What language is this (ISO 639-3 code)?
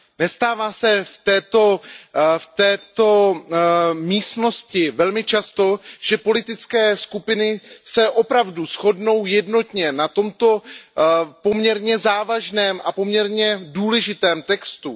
ces